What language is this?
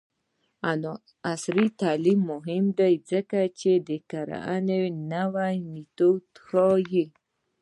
Pashto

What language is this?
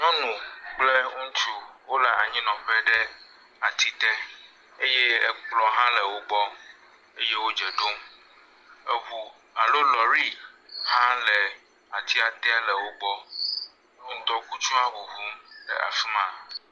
Ewe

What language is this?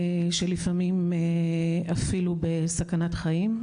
Hebrew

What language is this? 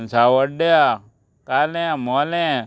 Konkani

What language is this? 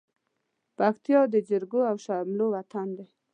Pashto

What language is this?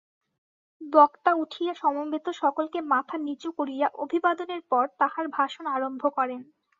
Bangla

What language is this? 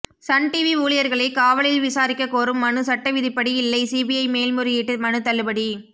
Tamil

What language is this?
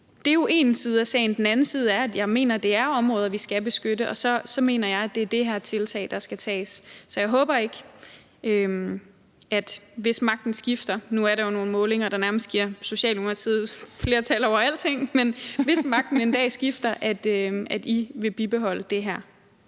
Danish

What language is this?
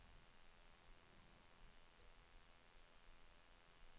Swedish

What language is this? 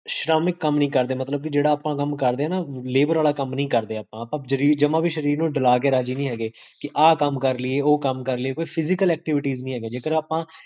Punjabi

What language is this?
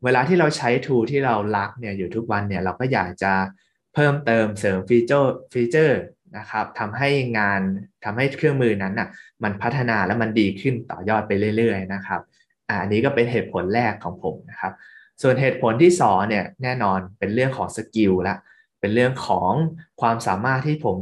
Thai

